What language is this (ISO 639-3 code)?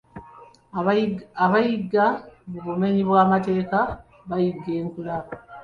lug